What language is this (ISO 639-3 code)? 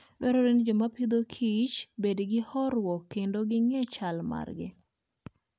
luo